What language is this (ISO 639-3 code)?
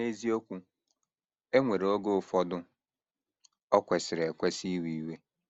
ibo